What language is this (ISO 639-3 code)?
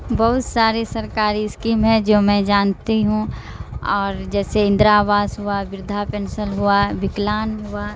urd